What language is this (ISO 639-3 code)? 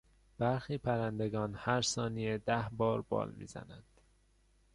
fas